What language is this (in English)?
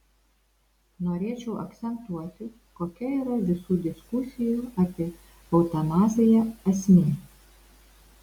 Lithuanian